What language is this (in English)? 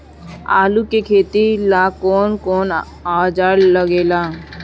Bhojpuri